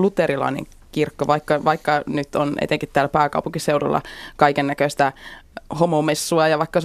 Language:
Finnish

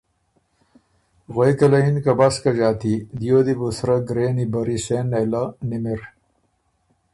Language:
Ormuri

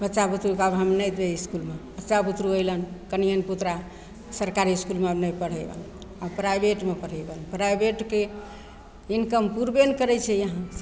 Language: Maithili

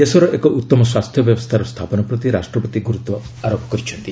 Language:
Odia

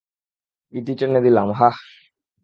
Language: Bangla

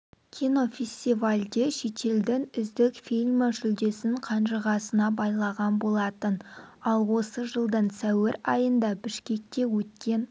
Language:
Kazakh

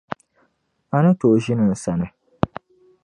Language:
Dagbani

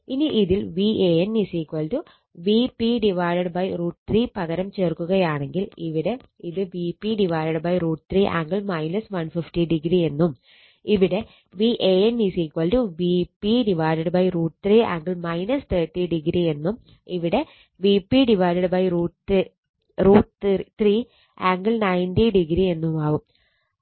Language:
Malayalam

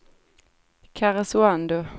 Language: Swedish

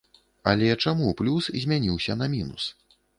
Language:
Belarusian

